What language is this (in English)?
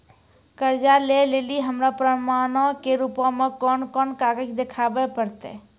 Maithili